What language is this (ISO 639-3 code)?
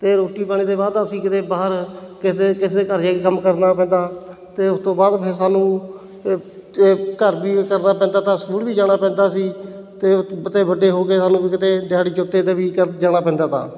pan